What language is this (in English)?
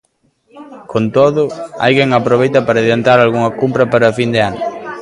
Galician